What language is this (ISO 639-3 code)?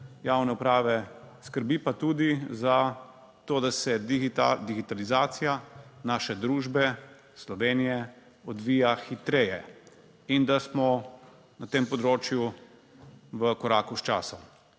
slv